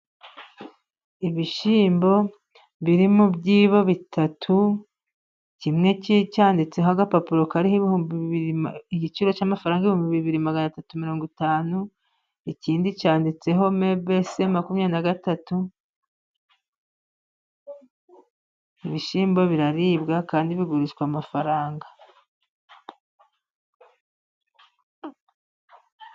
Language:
Kinyarwanda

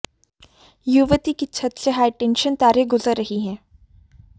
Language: Hindi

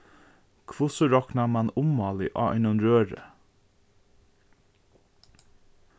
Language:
Faroese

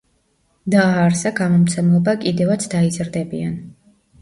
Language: Georgian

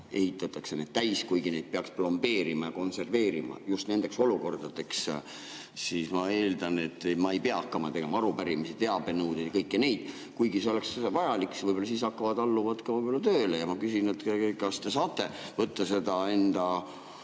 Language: Estonian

